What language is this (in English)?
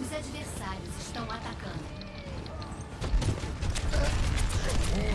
Portuguese